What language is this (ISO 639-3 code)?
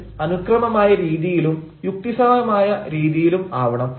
mal